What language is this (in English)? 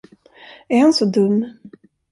Swedish